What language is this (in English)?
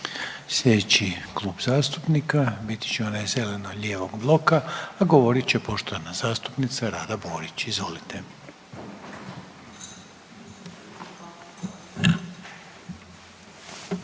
Croatian